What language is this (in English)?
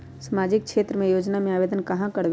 Magahi